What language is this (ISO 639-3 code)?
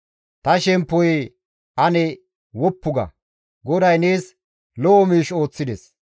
gmv